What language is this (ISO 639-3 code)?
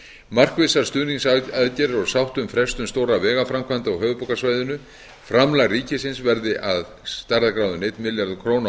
isl